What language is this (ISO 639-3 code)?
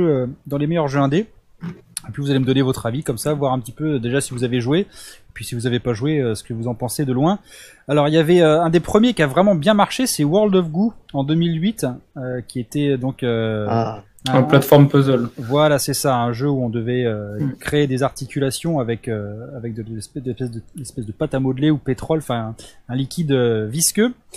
fra